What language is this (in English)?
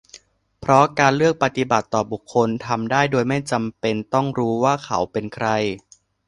Thai